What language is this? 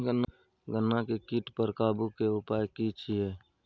Maithili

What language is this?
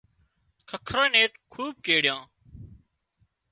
Wadiyara Koli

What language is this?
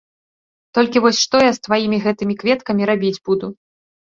Belarusian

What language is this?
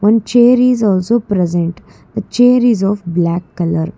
English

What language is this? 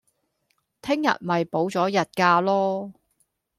Cantonese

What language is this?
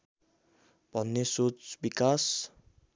Nepali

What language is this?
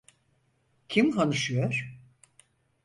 Turkish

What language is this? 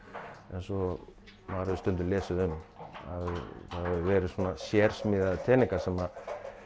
Icelandic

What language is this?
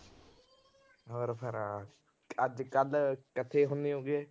Punjabi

